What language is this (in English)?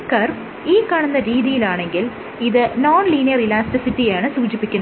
Malayalam